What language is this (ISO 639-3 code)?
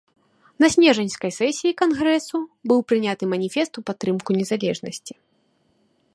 bel